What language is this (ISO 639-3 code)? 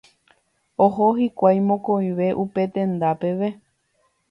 grn